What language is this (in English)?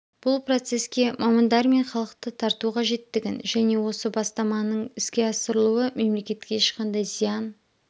Kazakh